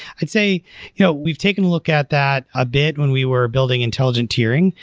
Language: English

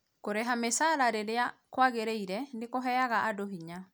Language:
Kikuyu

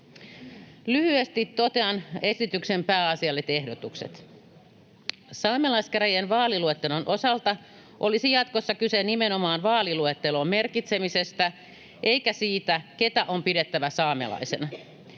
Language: Finnish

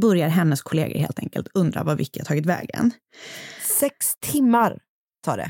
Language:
Swedish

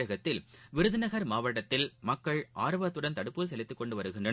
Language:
Tamil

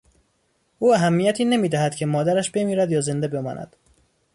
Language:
Persian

